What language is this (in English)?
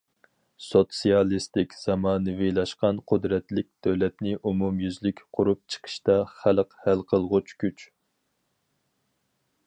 Uyghur